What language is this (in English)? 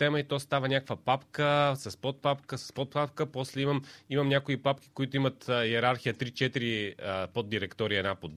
Bulgarian